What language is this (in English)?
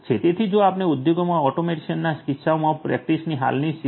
Gujarati